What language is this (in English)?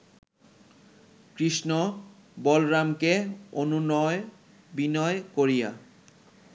Bangla